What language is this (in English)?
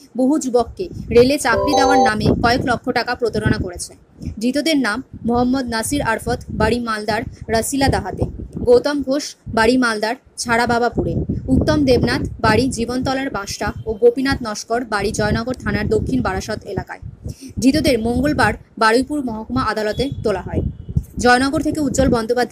Hindi